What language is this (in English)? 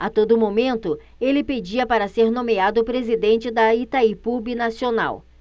Portuguese